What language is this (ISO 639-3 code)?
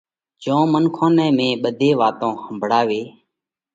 kvx